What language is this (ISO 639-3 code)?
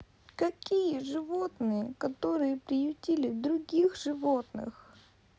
rus